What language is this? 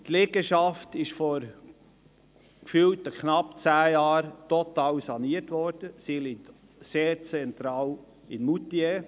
Swiss German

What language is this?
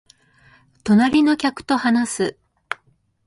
Japanese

